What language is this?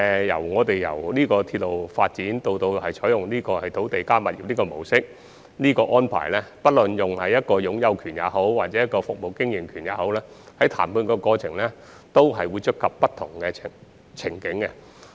Cantonese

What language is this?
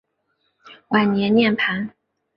Chinese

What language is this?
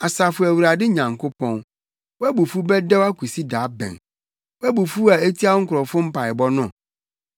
Akan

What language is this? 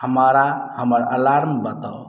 Maithili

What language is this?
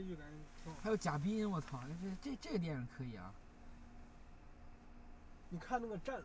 Chinese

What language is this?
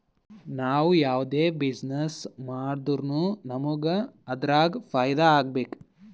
Kannada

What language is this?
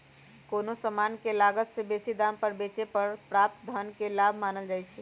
Magahi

